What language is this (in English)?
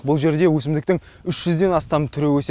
Kazakh